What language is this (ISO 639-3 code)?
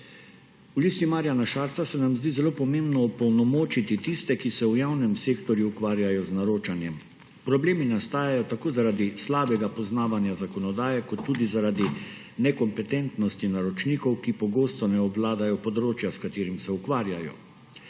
slv